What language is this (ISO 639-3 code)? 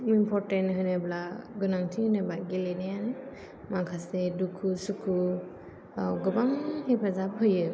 brx